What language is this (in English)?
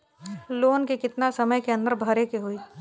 Bhojpuri